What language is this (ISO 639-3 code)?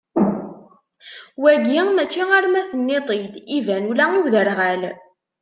kab